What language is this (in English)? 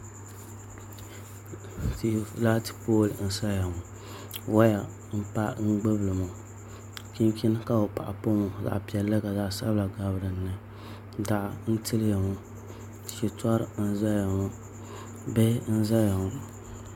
Dagbani